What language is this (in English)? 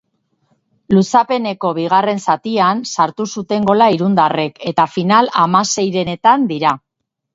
Basque